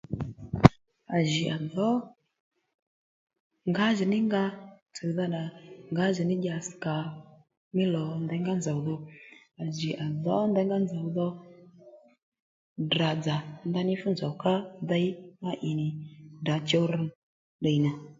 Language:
Lendu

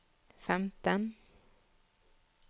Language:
Norwegian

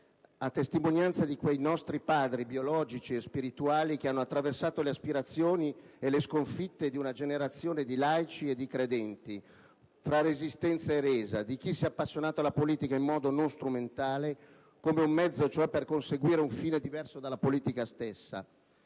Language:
Italian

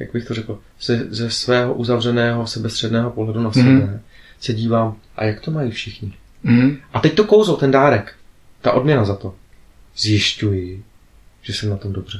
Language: Czech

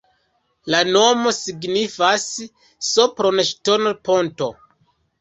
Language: Esperanto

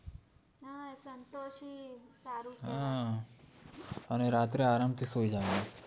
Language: Gujarati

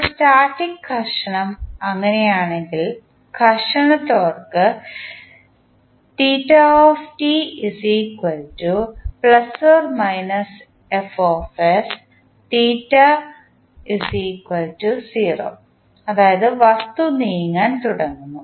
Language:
Malayalam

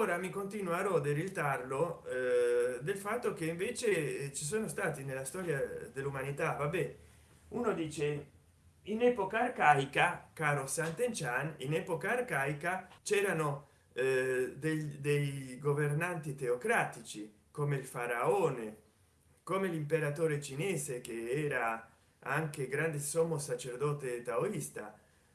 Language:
Italian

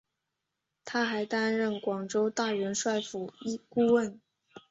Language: Chinese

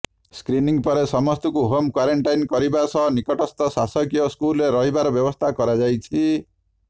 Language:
Odia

